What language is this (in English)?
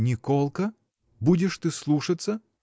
Russian